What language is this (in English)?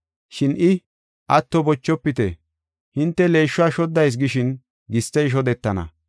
Gofa